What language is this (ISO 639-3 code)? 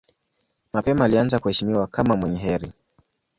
swa